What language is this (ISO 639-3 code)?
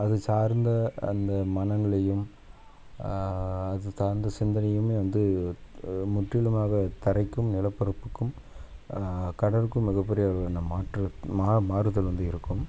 tam